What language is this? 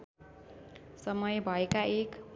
Nepali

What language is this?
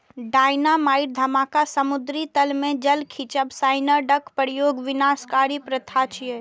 Maithili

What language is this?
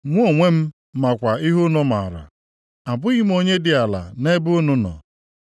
Igbo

